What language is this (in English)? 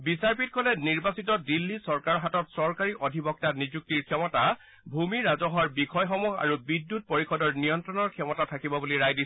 Assamese